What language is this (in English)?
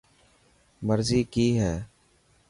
Dhatki